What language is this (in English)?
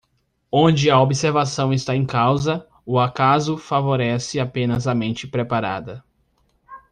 Portuguese